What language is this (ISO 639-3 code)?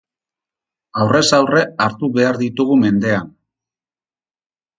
eus